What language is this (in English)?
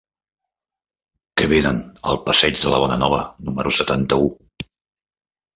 Catalan